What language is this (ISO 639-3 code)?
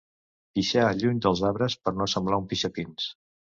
cat